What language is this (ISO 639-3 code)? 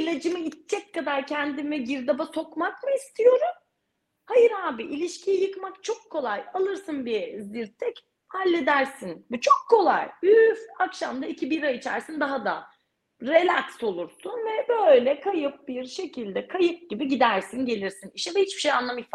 tur